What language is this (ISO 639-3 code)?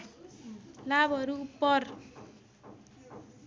nep